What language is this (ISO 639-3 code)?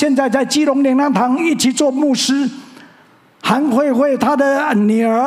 zho